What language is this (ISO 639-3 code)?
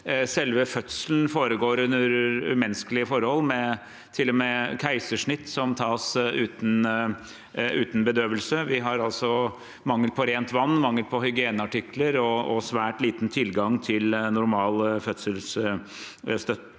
nor